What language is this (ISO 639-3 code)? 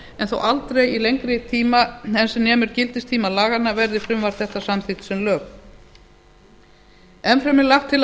isl